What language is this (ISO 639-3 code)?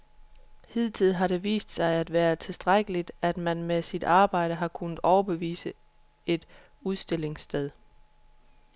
dan